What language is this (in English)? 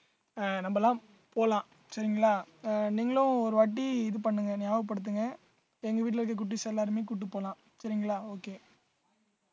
Tamil